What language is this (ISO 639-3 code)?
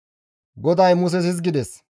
gmv